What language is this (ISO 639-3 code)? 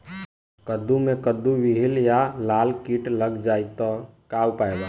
bho